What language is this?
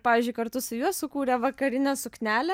Lithuanian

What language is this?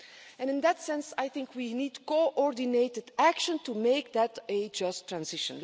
English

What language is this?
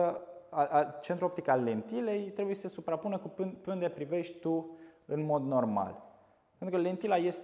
Romanian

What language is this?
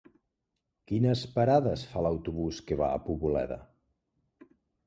Catalan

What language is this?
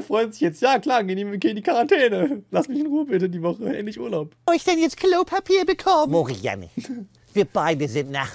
German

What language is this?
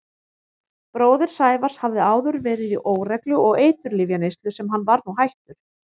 Icelandic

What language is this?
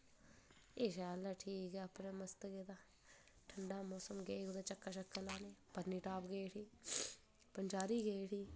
Dogri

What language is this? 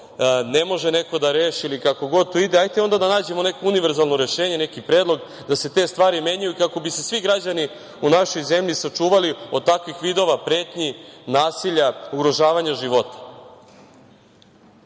Serbian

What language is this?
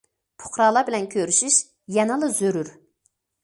Uyghur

